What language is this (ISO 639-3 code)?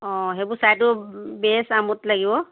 asm